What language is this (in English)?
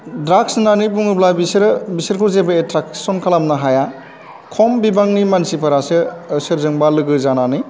Bodo